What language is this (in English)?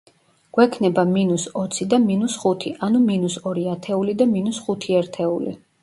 Georgian